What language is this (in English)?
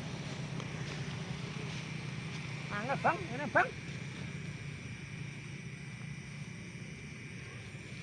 Javanese